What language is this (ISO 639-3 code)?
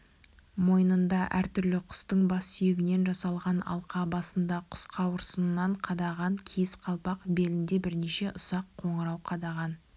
kaz